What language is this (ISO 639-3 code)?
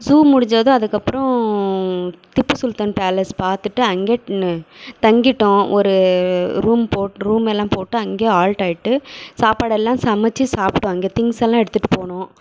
tam